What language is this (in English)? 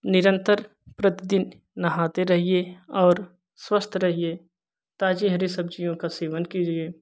Hindi